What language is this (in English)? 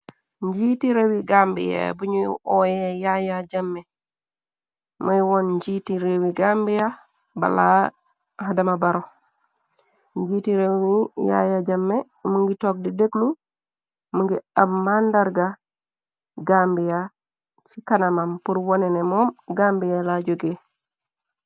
Wolof